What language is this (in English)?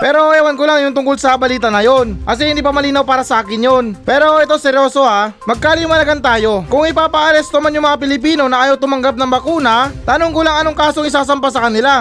Filipino